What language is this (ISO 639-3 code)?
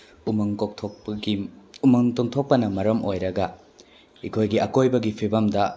mni